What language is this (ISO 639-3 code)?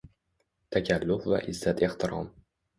uzb